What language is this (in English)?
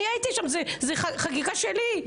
Hebrew